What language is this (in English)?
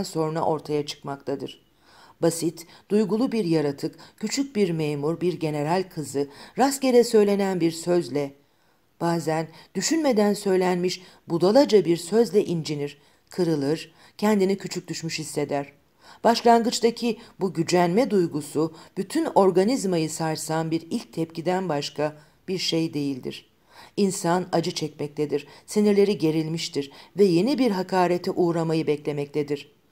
Turkish